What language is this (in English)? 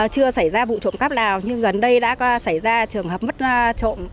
Vietnamese